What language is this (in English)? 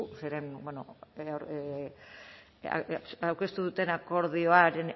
Basque